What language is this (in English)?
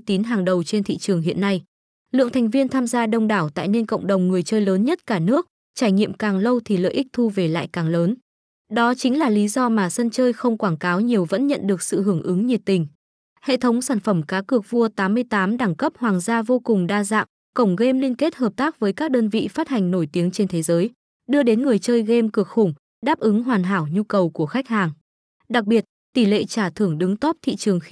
Vietnamese